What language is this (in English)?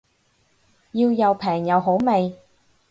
Cantonese